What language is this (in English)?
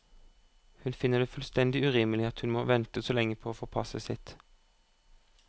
Norwegian